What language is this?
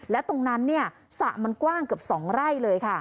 Thai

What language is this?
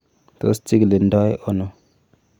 Kalenjin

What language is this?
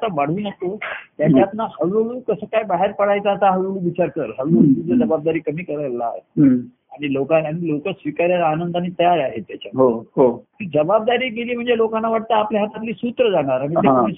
Marathi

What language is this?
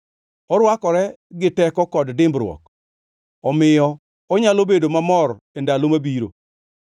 Luo (Kenya and Tanzania)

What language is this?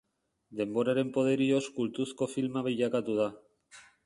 Basque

